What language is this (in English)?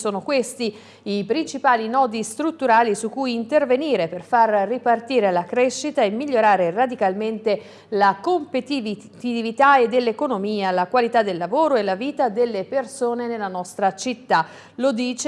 Italian